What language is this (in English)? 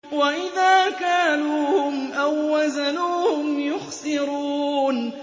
Arabic